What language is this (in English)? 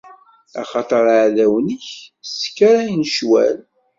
Kabyle